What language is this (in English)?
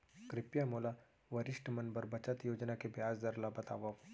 Chhattisgarhi